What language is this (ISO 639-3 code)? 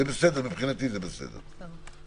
heb